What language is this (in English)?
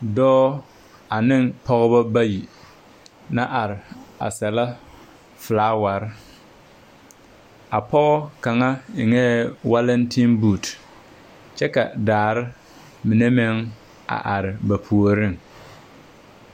Southern Dagaare